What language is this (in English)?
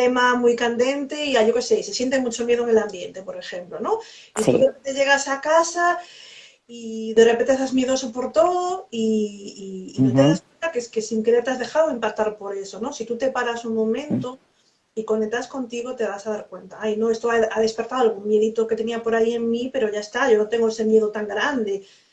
Spanish